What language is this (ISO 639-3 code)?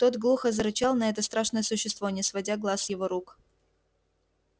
rus